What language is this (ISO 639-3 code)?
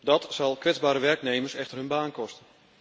nld